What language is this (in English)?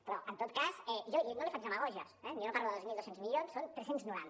Catalan